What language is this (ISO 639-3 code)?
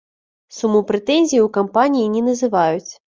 bel